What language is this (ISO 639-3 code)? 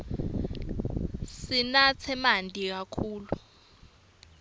ssw